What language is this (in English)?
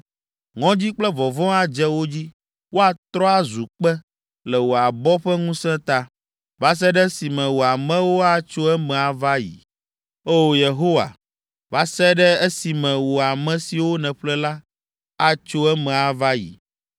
Ewe